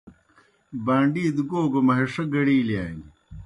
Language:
Kohistani Shina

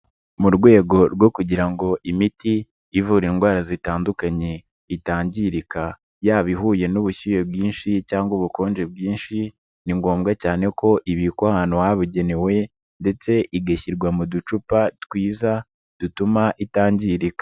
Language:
Kinyarwanda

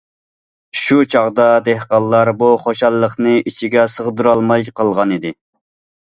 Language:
Uyghur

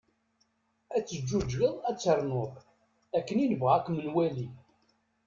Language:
Kabyle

